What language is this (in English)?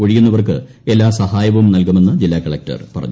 Malayalam